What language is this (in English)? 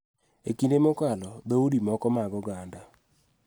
Luo (Kenya and Tanzania)